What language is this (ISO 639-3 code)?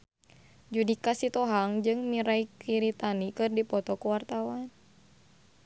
sun